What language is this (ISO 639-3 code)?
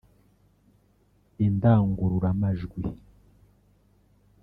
kin